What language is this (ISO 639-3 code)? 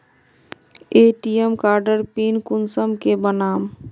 mag